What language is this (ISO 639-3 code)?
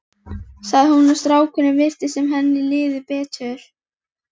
isl